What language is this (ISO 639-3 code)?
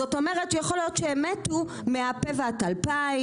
heb